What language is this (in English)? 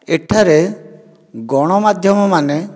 Odia